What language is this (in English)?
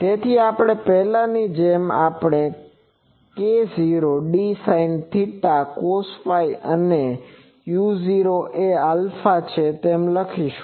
Gujarati